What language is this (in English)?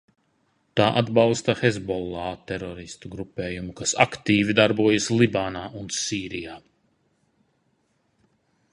Latvian